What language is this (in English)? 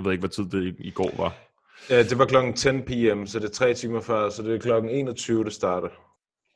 Danish